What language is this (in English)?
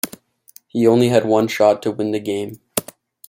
English